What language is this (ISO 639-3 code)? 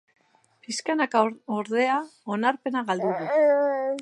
eus